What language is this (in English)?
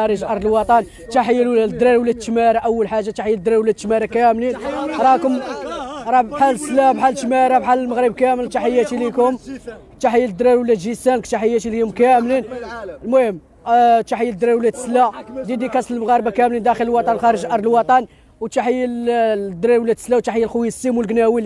Arabic